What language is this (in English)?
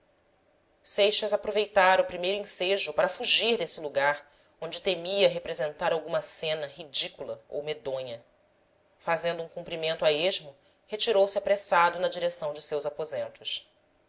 Portuguese